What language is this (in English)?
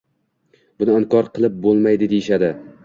Uzbek